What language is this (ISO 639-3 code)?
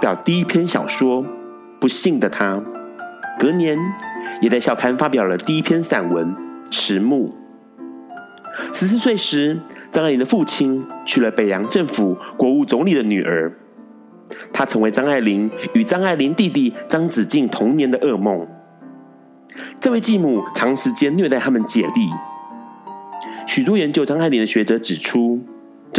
zho